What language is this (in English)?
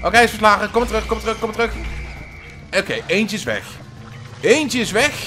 Dutch